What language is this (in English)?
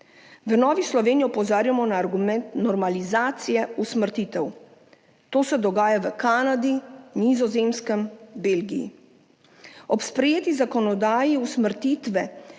Slovenian